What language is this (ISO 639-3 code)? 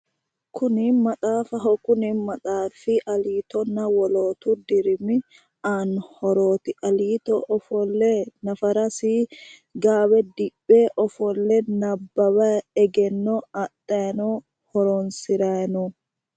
sid